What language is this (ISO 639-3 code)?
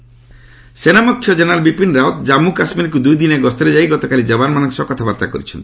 ori